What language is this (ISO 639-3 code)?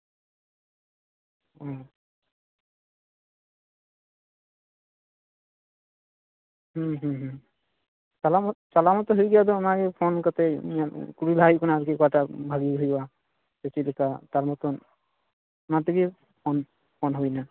sat